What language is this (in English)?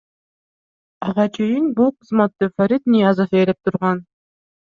Kyrgyz